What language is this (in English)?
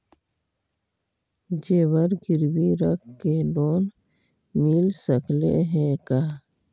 Magahi